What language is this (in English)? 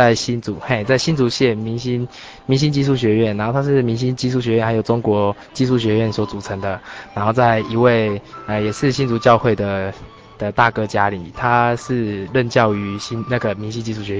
Chinese